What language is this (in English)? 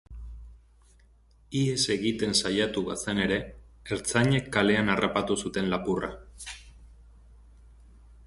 Basque